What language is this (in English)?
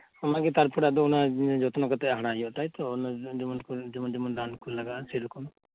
Santali